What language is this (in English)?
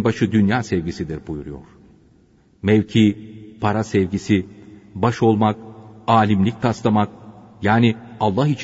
Turkish